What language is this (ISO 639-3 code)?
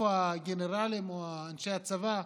heb